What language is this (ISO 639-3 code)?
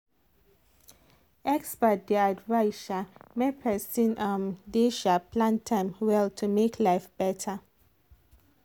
pcm